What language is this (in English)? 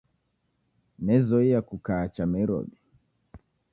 Taita